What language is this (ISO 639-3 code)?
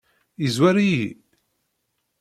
kab